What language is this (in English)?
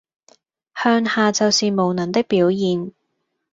Cantonese